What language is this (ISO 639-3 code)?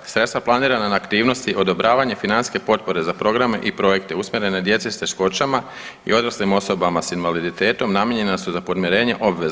hrv